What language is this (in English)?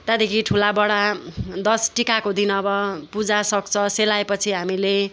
Nepali